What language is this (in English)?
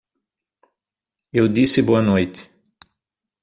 Portuguese